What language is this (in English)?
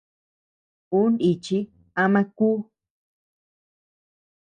Tepeuxila Cuicatec